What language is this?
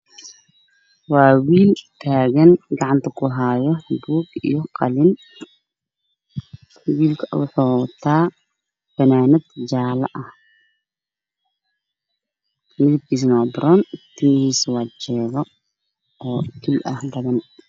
Somali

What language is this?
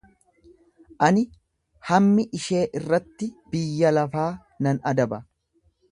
Oromo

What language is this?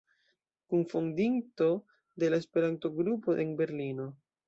Esperanto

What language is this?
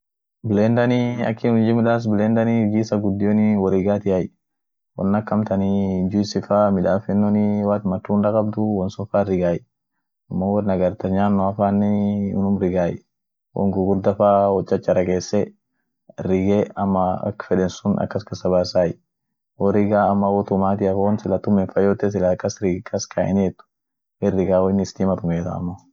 Orma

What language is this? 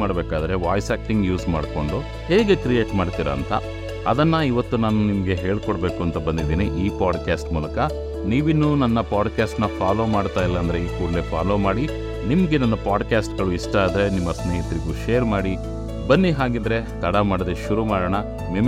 Kannada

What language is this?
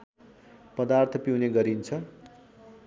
Nepali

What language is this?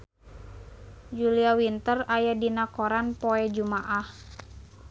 Sundanese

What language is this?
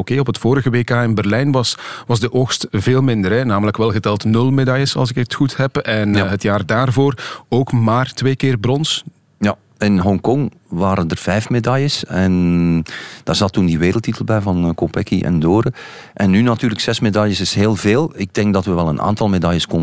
Dutch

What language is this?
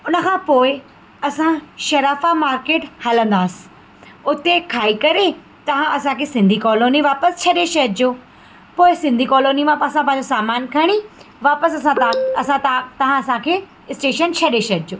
Sindhi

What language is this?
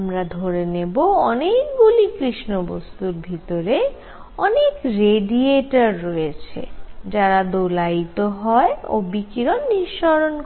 Bangla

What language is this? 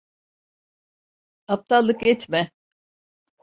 Turkish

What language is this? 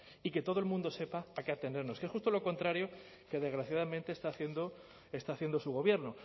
Spanish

